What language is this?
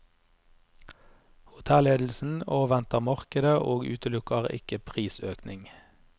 Norwegian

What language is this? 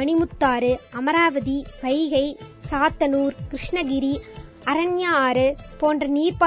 Tamil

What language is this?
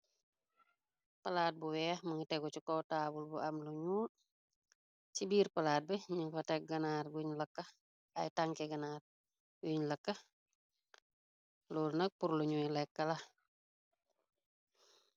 Wolof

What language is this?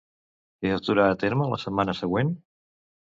Catalan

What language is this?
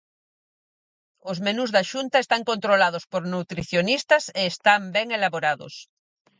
Galician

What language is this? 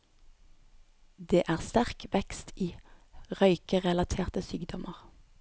Norwegian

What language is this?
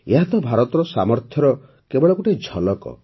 Odia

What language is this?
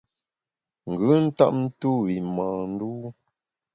Bamun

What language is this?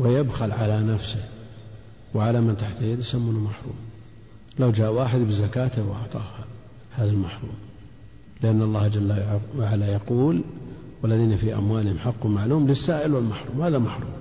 Arabic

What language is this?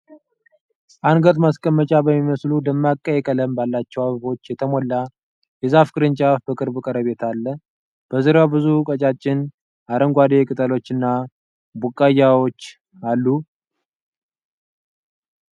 Amharic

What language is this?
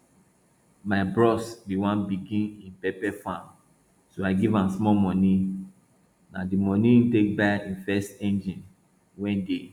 Nigerian Pidgin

